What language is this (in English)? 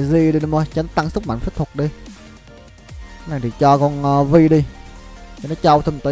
Vietnamese